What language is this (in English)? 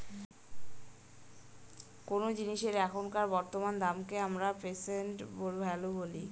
Bangla